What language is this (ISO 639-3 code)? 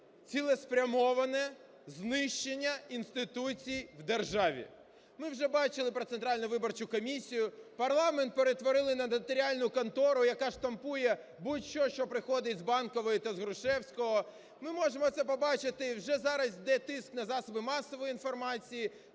ukr